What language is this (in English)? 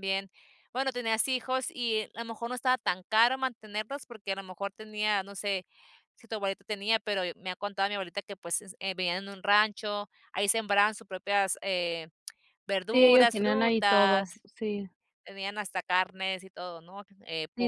Spanish